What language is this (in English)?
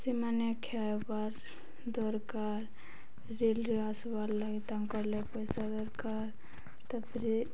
Odia